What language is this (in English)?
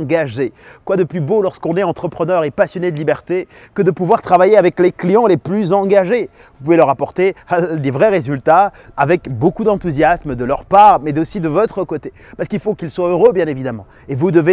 French